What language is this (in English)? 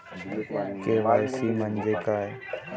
Marathi